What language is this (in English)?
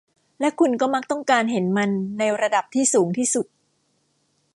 Thai